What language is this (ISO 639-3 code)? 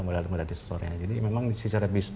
ind